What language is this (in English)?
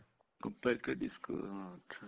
Punjabi